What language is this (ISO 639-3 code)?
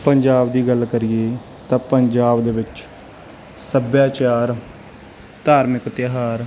pan